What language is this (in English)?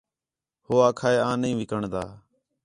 Khetrani